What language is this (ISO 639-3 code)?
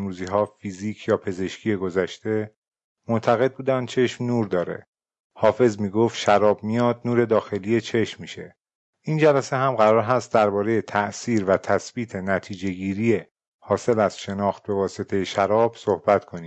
fas